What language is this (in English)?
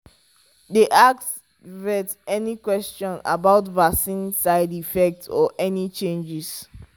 Nigerian Pidgin